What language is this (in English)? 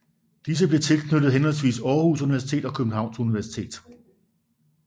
Danish